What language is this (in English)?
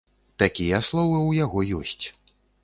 Belarusian